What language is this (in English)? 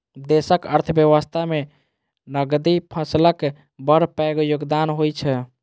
Maithili